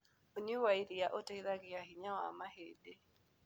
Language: Kikuyu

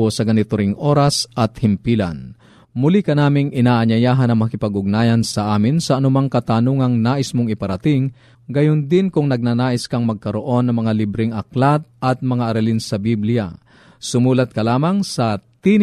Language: Filipino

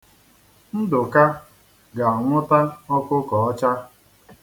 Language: Igbo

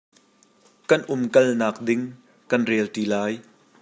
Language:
Hakha Chin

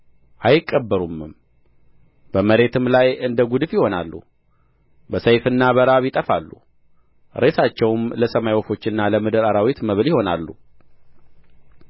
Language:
Amharic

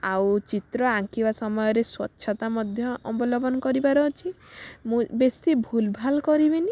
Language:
Odia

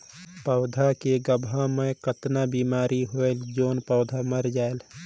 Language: Chhattisgarhi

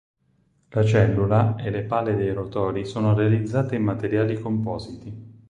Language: Italian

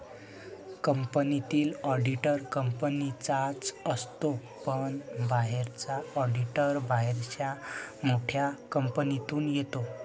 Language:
Marathi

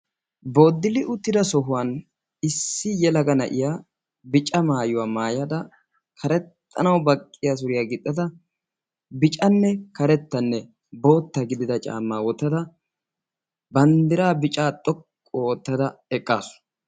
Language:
Wolaytta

